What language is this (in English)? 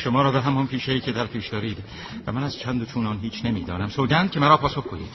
Persian